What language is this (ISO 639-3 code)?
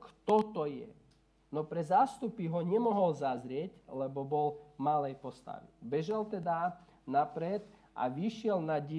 slk